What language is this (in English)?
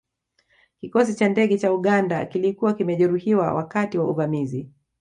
Swahili